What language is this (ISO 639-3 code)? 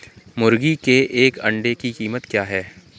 hin